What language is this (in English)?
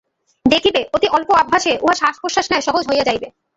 Bangla